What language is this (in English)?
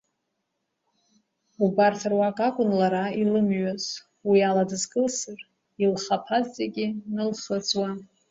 Abkhazian